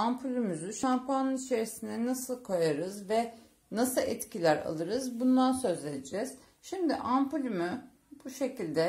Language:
Turkish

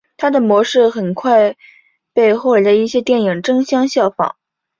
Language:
Chinese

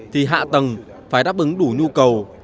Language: Vietnamese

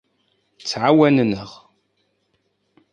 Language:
Kabyle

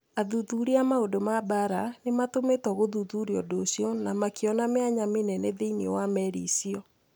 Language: Kikuyu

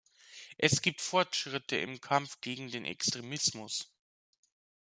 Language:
German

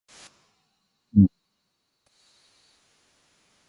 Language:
Japanese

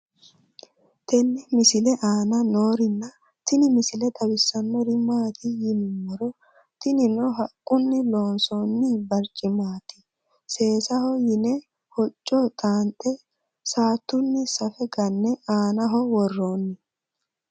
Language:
Sidamo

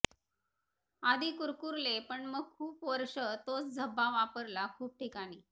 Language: Marathi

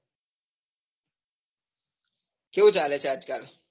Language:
Gujarati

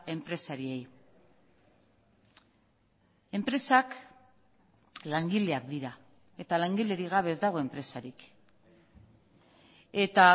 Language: Basque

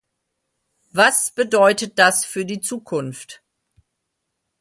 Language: German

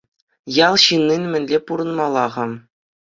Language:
Chuvash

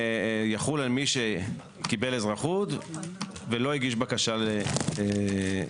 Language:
Hebrew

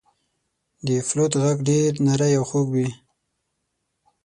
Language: Pashto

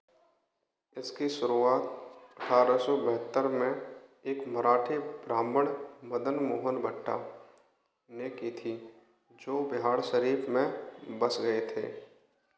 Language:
Hindi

